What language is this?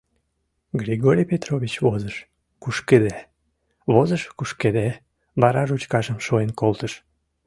Mari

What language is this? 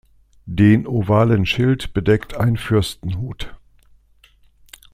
German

